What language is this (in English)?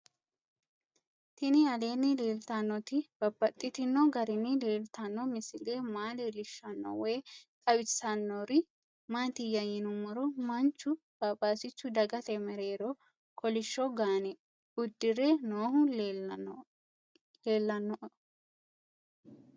Sidamo